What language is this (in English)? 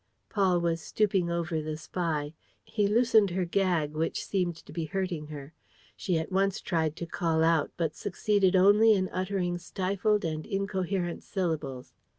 English